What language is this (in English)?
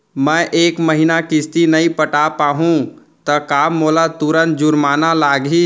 Chhattisgarhi